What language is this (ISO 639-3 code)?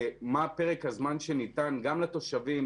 heb